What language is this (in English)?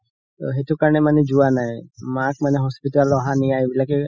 Assamese